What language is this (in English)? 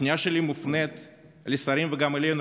Hebrew